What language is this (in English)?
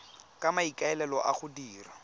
Tswana